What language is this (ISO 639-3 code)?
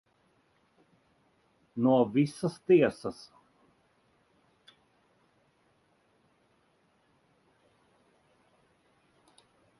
lav